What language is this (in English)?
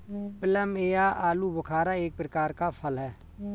Hindi